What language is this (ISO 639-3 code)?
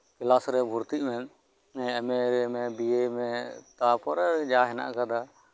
sat